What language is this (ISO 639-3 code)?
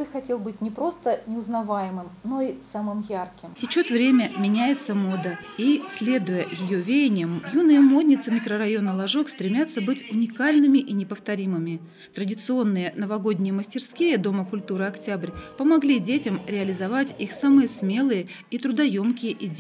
rus